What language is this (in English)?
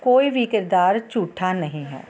Punjabi